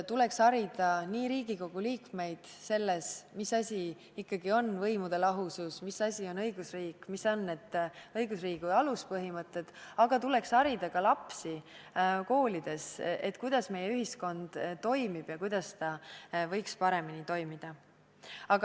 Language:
Estonian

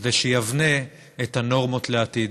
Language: Hebrew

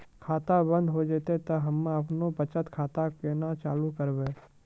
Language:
Maithili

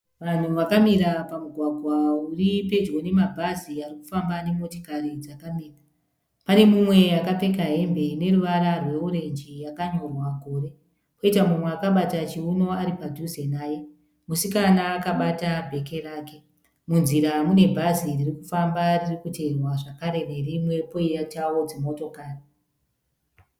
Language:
Shona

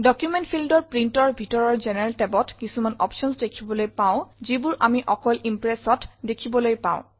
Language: Assamese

